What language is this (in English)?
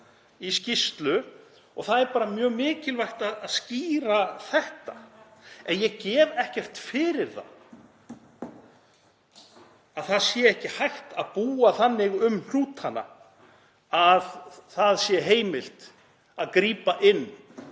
Icelandic